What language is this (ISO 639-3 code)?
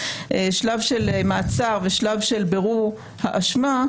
heb